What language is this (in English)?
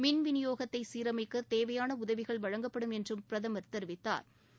Tamil